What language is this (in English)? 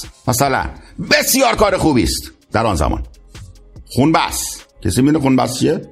Persian